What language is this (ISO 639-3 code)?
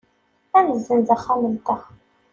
kab